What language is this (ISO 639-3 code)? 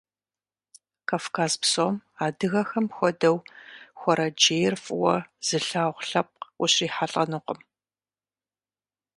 kbd